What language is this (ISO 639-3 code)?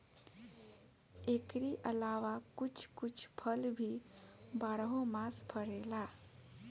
bho